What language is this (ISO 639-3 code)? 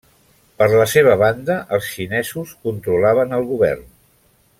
cat